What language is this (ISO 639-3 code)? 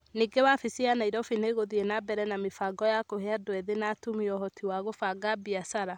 kik